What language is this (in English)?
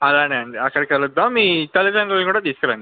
Telugu